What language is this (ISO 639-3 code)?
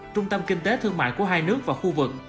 vie